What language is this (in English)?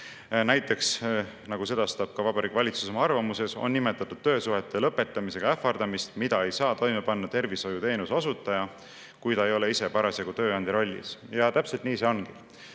Estonian